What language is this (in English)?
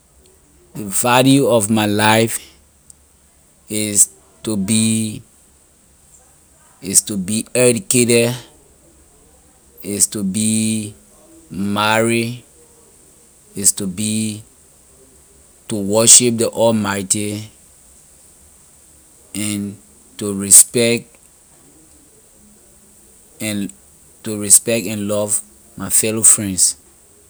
Liberian English